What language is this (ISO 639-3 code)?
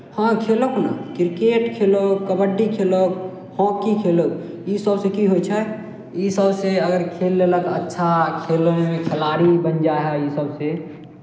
mai